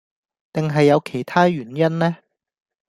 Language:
Cantonese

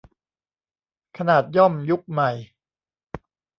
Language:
Thai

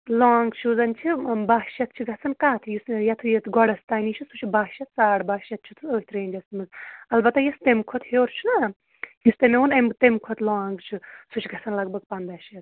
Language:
Kashmiri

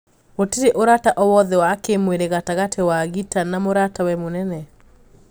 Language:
Kikuyu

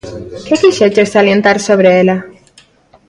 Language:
Galician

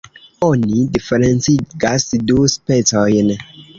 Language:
Esperanto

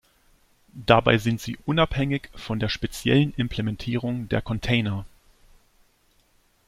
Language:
German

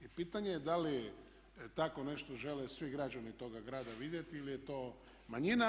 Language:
Croatian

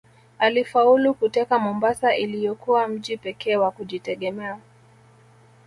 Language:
Swahili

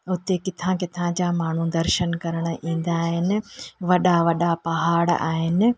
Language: Sindhi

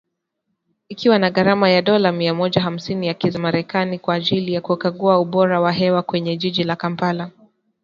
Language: Swahili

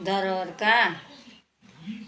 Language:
Nepali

